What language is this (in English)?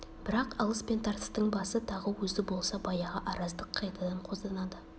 Kazakh